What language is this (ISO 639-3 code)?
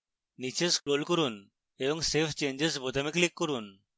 ben